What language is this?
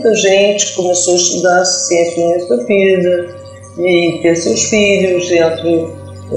Portuguese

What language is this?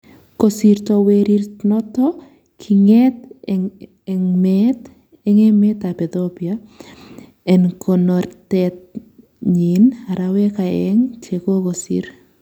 Kalenjin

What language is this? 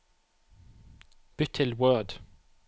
Norwegian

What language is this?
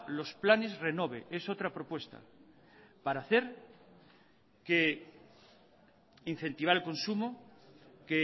Spanish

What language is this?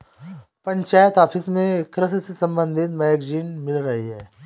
Hindi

